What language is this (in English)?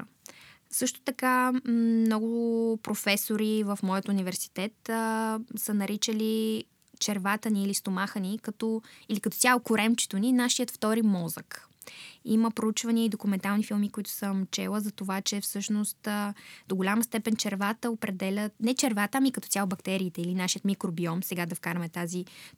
Bulgarian